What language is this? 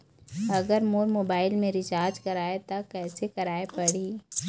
Chhattisgarhi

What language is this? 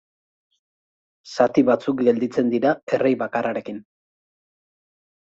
Basque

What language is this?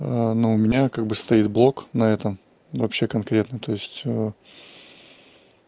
Russian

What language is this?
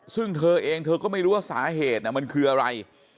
Thai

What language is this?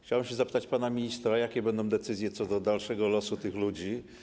Polish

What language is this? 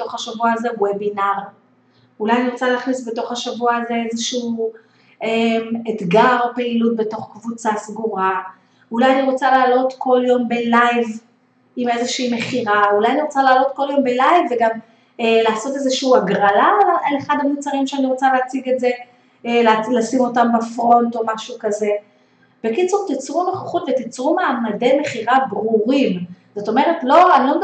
Hebrew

